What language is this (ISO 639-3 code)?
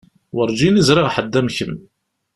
kab